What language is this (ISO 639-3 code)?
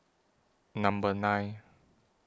eng